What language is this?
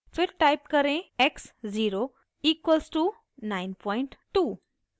Hindi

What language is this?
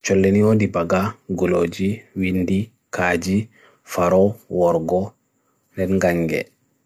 Bagirmi Fulfulde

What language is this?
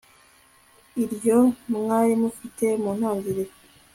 Kinyarwanda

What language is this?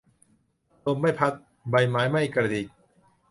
Thai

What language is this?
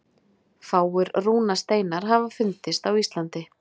Icelandic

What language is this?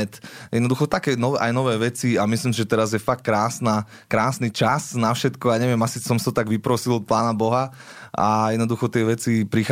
Slovak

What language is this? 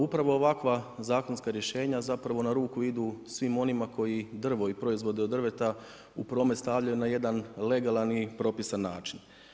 Croatian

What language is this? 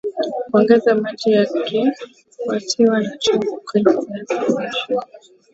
Swahili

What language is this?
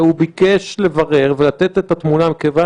Hebrew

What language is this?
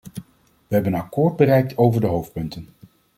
Dutch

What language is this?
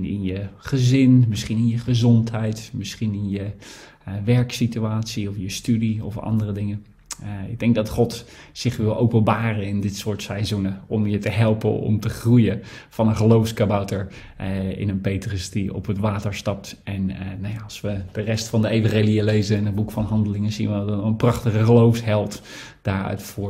Dutch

